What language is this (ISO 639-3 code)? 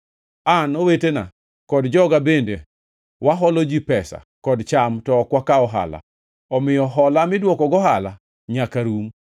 luo